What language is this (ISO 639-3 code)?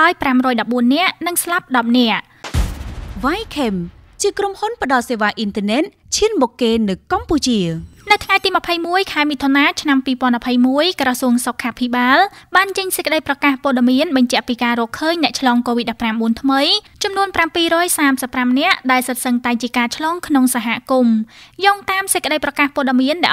tha